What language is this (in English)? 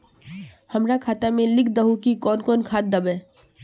Magahi